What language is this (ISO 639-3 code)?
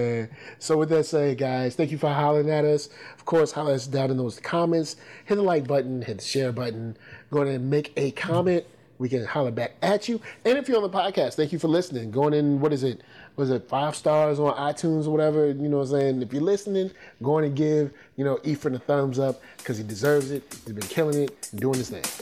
eng